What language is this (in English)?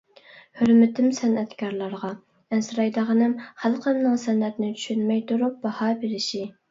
Uyghur